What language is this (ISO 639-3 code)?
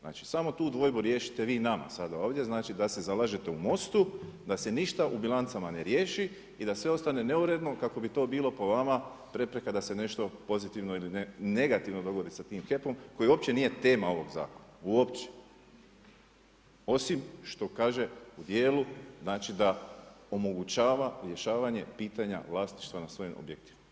hrv